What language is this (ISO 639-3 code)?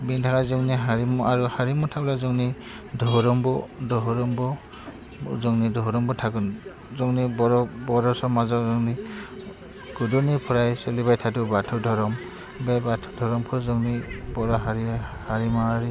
brx